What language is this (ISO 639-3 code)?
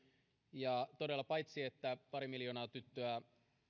fin